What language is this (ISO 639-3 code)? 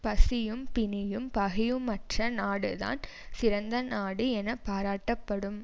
tam